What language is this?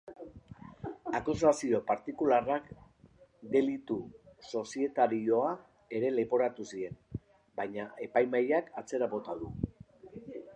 Basque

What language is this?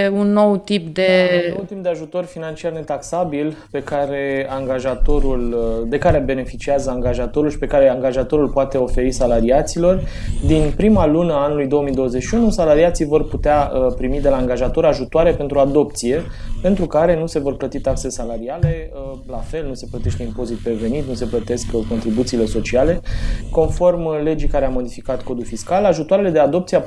Romanian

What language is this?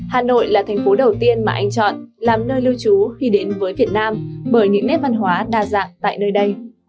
Vietnamese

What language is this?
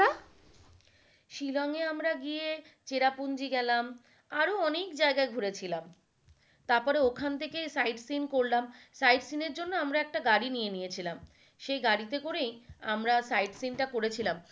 Bangla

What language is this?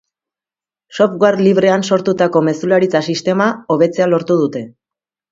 Basque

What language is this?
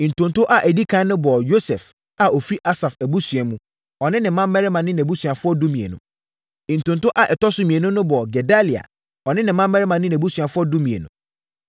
Akan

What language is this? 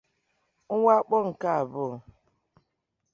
Igbo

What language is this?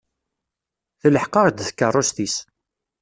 Kabyle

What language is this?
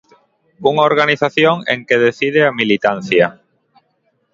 Galician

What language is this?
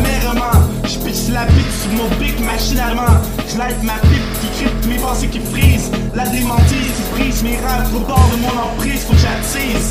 French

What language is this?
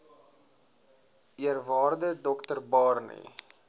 Afrikaans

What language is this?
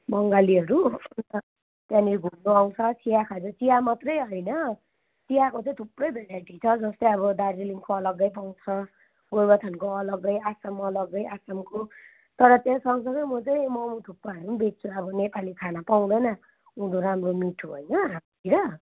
Nepali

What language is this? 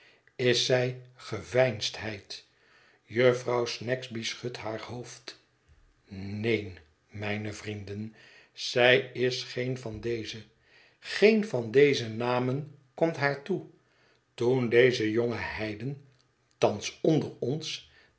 Dutch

